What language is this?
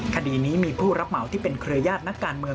Thai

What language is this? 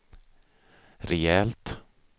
Swedish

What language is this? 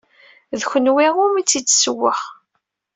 Kabyle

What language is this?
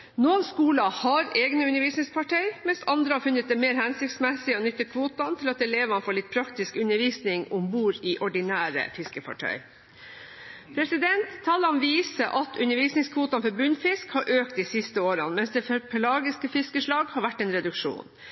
Norwegian Bokmål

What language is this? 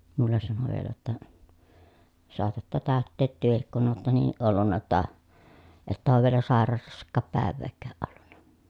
Finnish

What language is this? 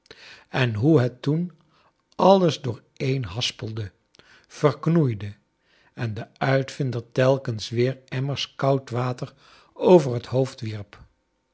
Dutch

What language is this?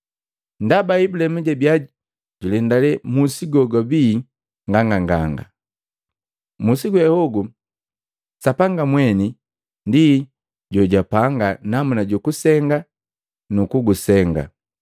Matengo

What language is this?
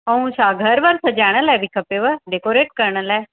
Sindhi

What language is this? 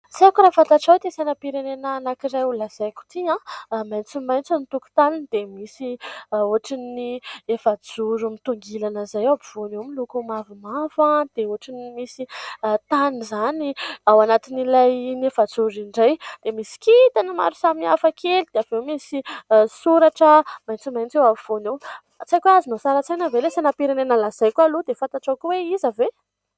Malagasy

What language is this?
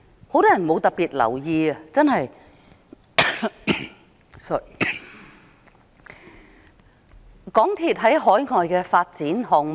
Cantonese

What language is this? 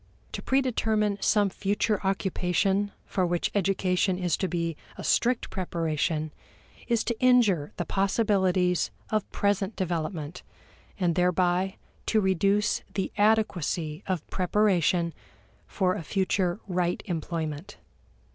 English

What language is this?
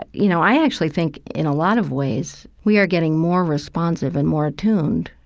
English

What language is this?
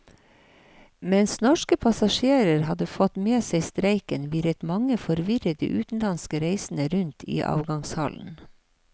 Norwegian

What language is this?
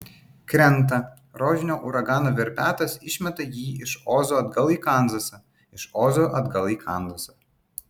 Lithuanian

